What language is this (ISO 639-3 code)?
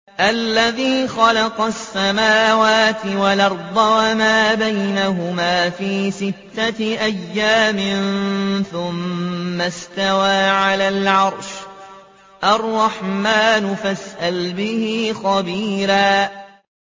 ara